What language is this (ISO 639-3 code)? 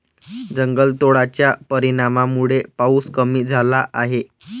mar